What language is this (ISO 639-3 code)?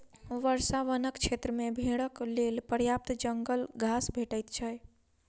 mai